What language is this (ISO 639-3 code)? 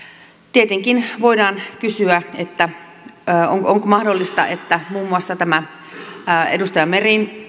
fin